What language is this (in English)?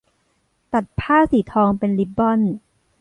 Thai